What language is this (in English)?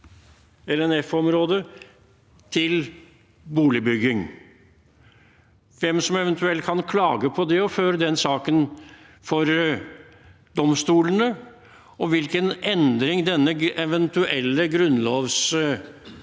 Norwegian